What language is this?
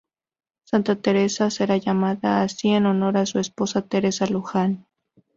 Spanish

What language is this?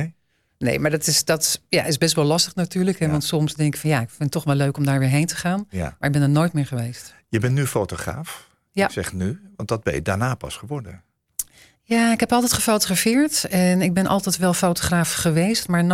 Dutch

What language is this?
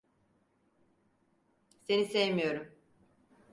Turkish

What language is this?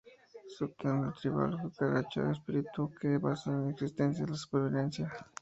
Spanish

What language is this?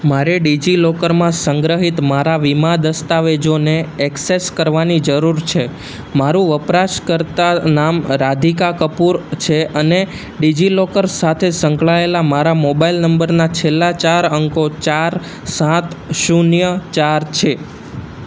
Gujarati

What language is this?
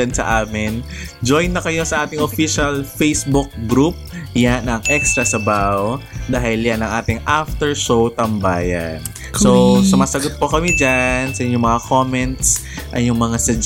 Filipino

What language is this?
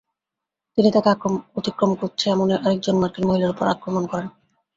Bangla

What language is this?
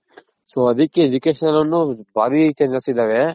Kannada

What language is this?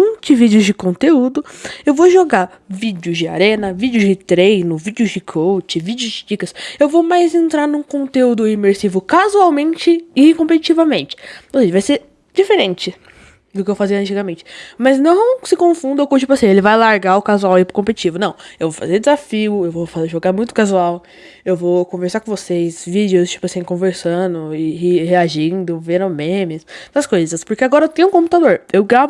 Portuguese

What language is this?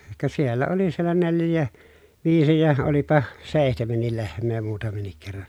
Finnish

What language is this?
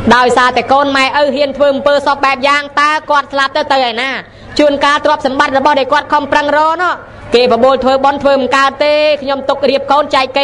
Thai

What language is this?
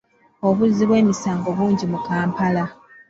Ganda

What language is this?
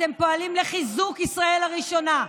Hebrew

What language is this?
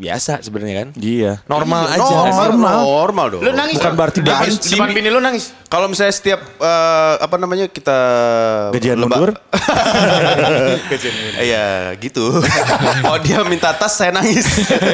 Indonesian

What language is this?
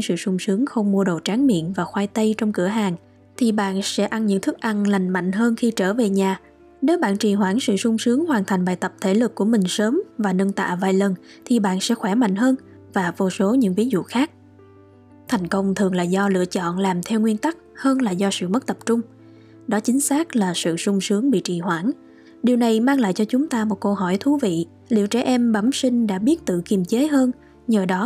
Vietnamese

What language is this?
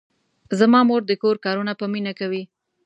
Pashto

